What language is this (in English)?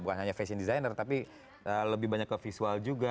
Indonesian